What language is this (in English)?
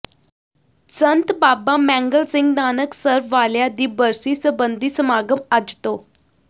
Punjabi